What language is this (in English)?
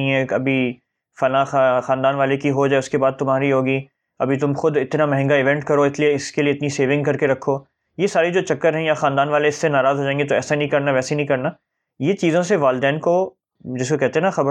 Urdu